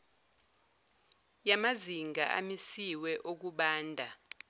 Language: Zulu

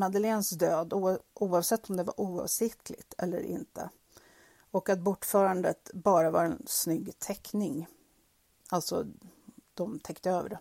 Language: Swedish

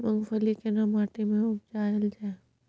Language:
Maithili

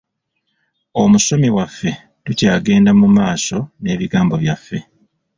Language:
Ganda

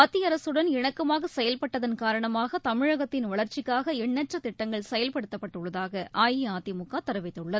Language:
Tamil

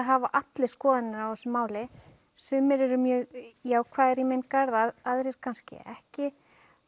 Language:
Icelandic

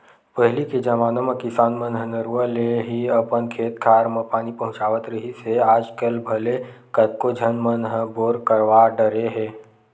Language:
Chhattisgarhi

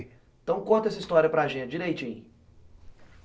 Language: Portuguese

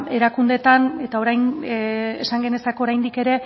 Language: Basque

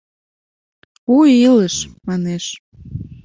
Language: Mari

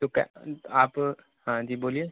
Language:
Urdu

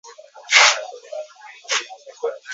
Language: Swahili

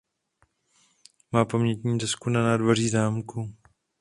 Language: Czech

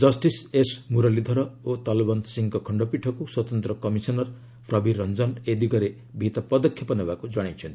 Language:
Odia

